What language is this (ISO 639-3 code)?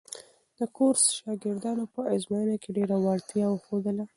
pus